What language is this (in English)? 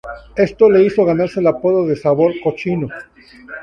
Spanish